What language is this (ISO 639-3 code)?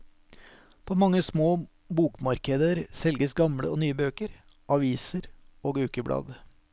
nor